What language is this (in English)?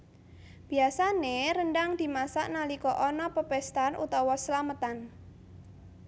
Javanese